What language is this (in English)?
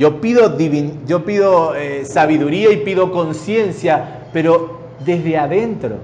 Spanish